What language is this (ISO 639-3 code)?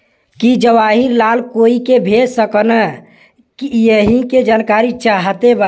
bho